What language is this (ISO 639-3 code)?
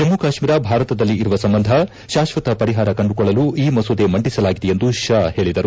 kan